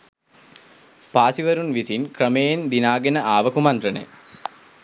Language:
Sinhala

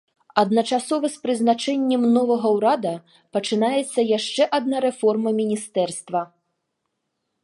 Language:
Belarusian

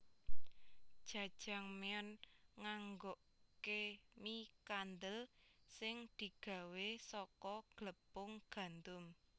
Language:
Javanese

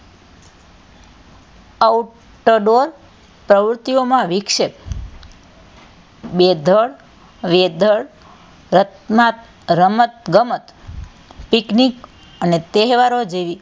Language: Gujarati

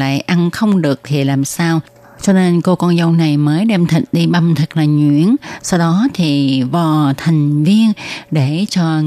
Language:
Vietnamese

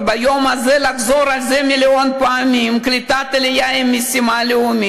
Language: Hebrew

